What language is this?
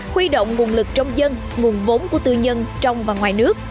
Vietnamese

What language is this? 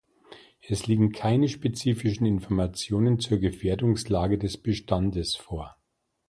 German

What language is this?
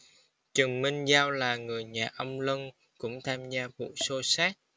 Vietnamese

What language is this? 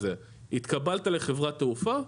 Hebrew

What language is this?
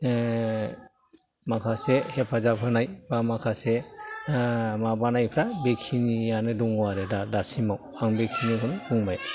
Bodo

